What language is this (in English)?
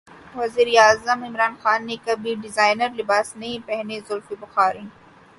Urdu